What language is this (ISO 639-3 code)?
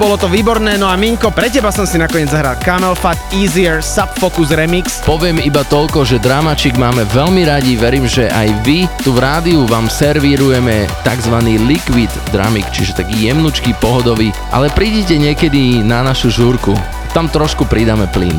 slk